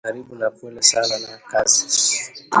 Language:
Swahili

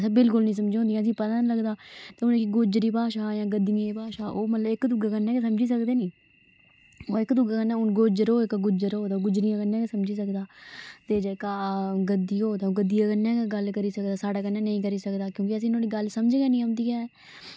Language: Dogri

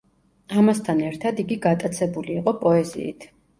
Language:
Georgian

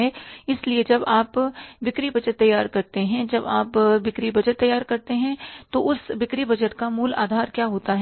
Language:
Hindi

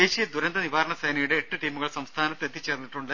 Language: Malayalam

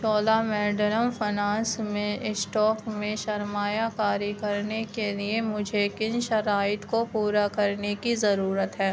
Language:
Urdu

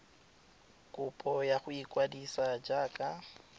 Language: Tswana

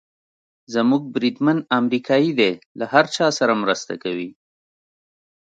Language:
Pashto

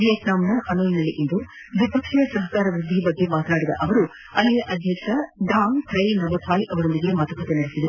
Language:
Kannada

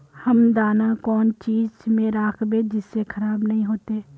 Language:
Magahi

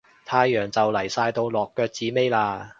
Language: Cantonese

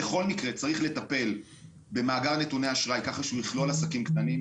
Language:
Hebrew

